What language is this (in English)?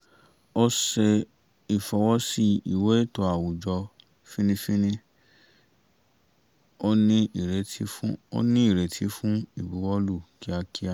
Yoruba